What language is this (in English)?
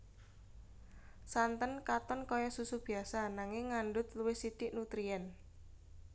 Javanese